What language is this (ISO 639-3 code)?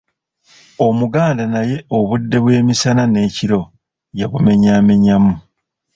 lug